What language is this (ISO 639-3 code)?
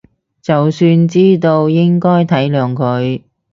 yue